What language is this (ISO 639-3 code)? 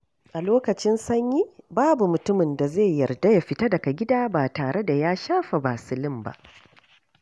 hau